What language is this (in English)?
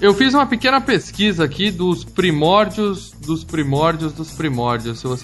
Portuguese